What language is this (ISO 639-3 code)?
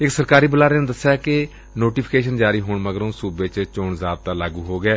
pan